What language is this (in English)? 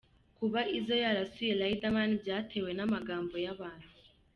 Kinyarwanda